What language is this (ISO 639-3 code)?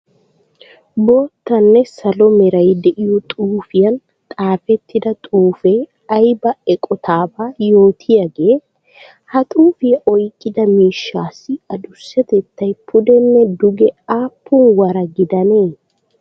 wal